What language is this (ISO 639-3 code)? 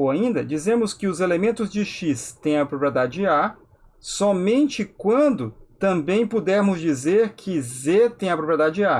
por